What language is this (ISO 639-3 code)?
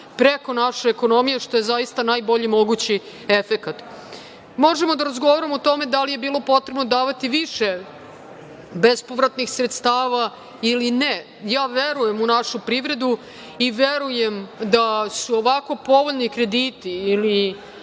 srp